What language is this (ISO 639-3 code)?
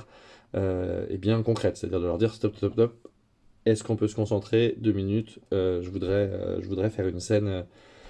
fra